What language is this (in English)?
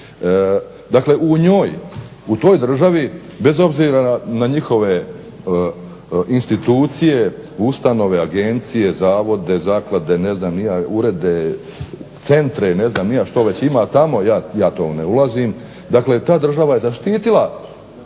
Croatian